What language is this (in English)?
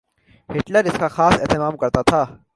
Urdu